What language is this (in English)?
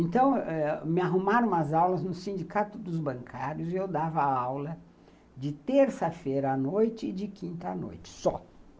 Portuguese